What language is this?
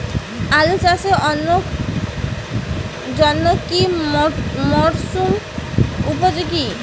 Bangla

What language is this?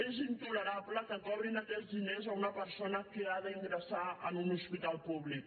Catalan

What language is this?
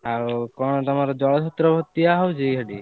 Odia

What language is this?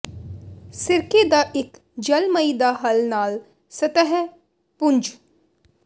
Punjabi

